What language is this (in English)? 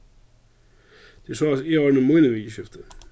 Faroese